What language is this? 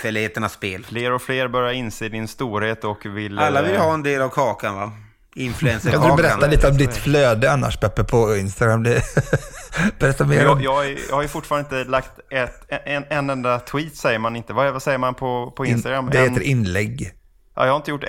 Swedish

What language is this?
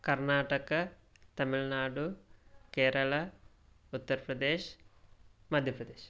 Sanskrit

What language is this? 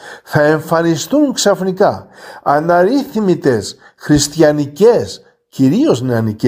Greek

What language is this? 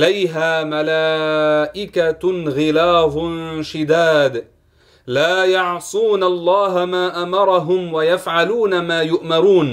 Arabic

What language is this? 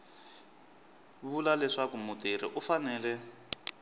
Tsonga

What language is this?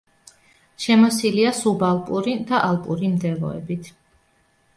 Georgian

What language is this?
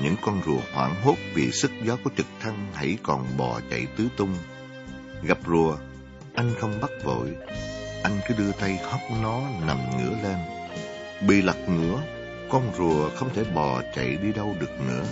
Vietnamese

